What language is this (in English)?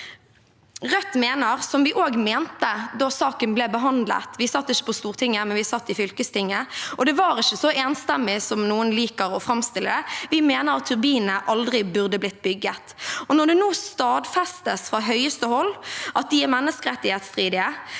Norwegian